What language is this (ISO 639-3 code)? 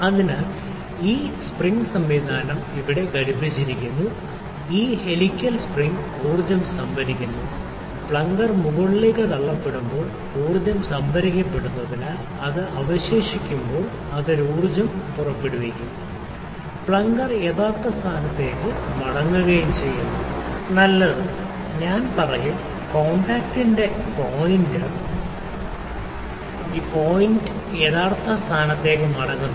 mal